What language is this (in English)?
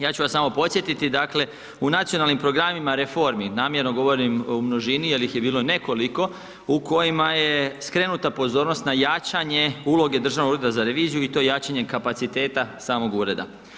Croatian